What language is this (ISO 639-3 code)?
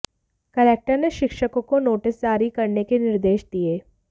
hin